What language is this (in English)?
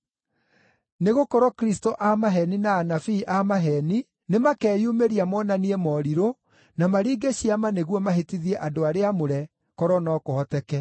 Kikuyu